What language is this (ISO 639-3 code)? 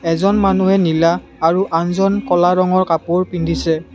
asm